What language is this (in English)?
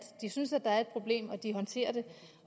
Danish